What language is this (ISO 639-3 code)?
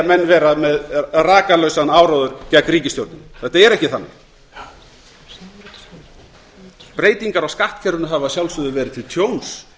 isl